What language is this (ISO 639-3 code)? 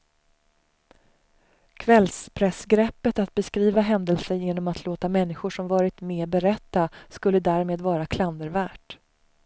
swe